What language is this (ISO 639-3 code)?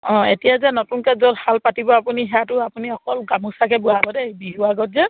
asm